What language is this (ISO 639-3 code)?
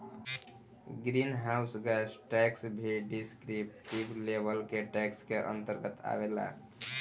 bho